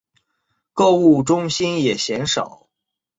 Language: Chinese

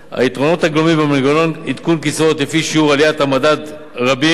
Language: Hebrew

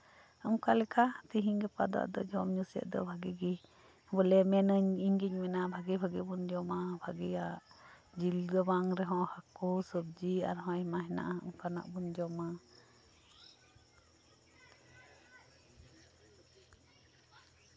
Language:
Santali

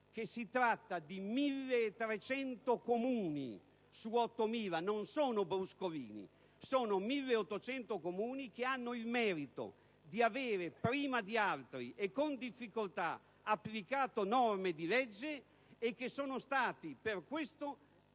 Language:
Italian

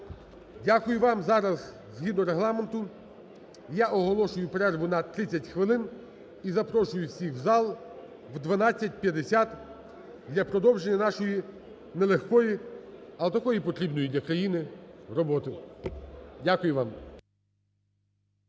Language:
Ukrainian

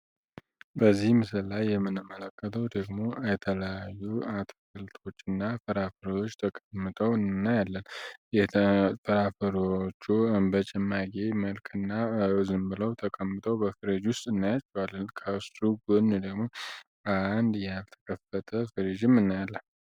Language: Amharic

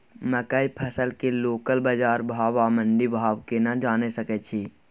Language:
Maithili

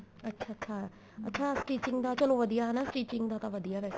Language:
Punjabi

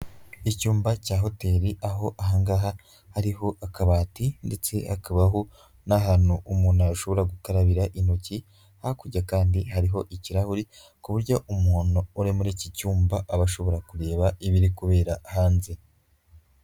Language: Kinyarwanda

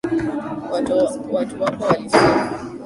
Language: Swahili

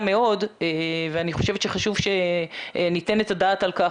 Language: Hebrew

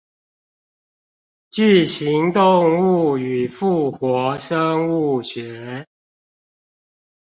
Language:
Chinese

